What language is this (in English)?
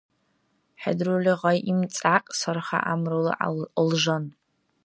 Dargwa